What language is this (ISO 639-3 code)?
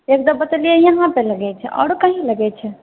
mai